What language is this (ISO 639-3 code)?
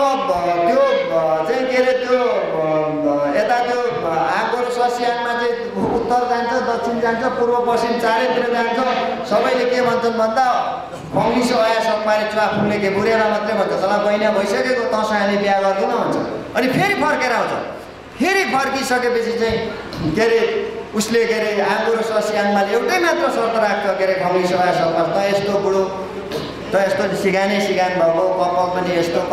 ind